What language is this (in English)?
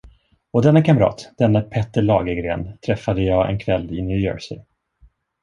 Swedish